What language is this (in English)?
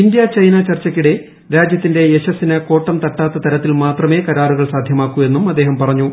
Malayalam